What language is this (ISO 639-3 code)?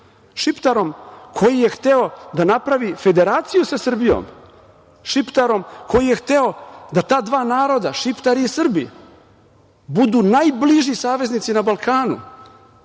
srp